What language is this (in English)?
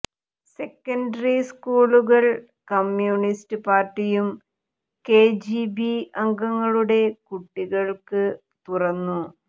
Malayalam